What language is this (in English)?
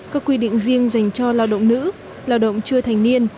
Vietnamese